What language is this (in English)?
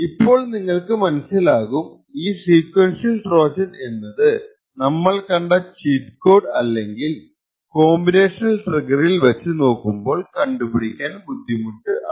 Malayalam